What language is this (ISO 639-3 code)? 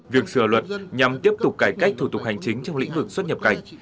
vie